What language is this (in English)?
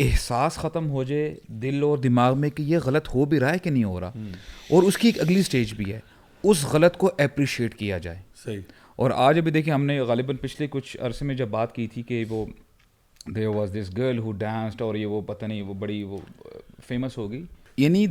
Urdu